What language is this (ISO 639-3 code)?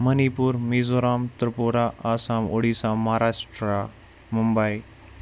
kas